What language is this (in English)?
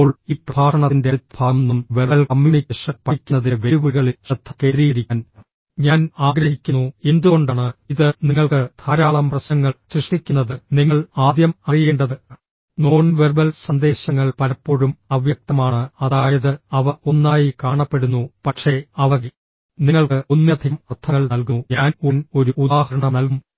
Malayalam